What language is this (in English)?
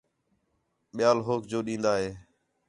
Khetrani